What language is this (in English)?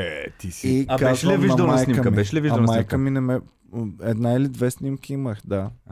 Bulgarian